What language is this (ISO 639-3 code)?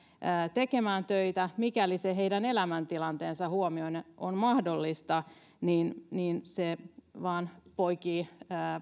fin